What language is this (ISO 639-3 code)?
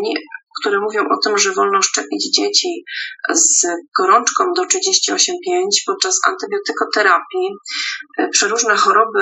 pol